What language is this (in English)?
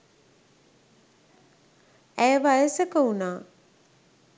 Sinhala